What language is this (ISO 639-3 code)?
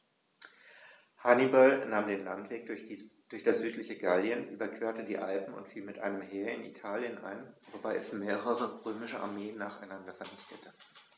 deu